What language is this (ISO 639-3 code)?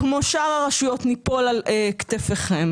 heb